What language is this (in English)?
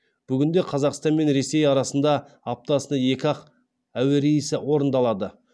Kazakh